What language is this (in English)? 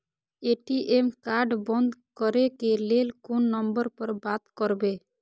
Maithili